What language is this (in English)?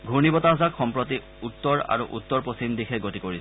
Assamese